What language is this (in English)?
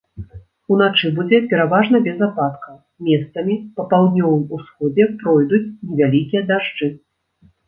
Belarusian